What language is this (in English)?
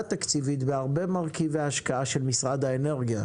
Hebrew